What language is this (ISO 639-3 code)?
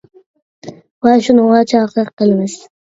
uig